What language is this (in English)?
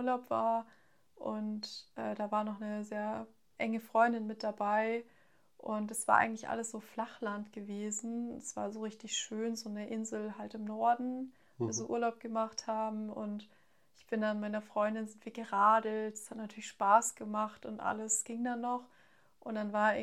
German